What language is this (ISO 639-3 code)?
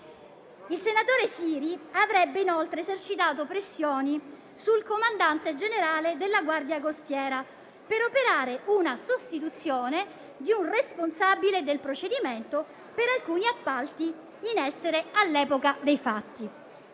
ita